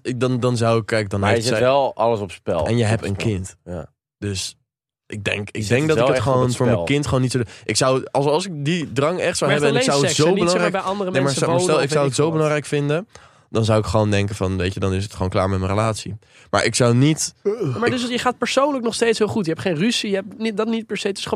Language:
Dutch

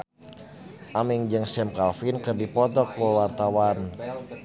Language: Sundanese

